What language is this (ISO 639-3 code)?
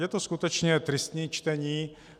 ces